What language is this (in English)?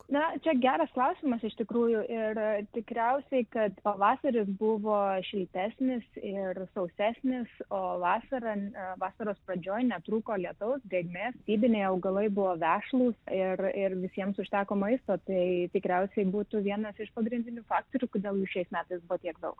Lithuanian